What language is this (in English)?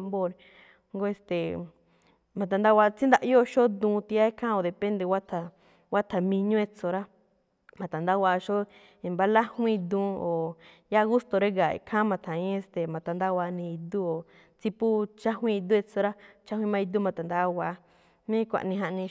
Malinaltepec Me'phaa